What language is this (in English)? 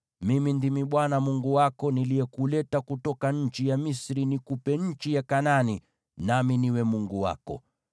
Swahili